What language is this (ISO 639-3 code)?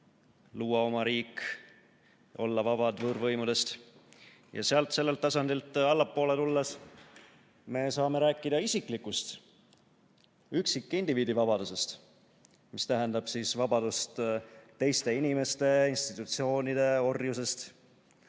est